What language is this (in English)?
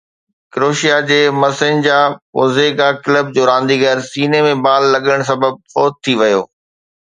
Sindhi